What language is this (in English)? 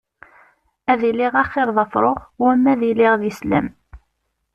Kabyle